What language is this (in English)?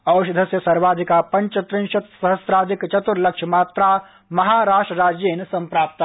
Sanskrit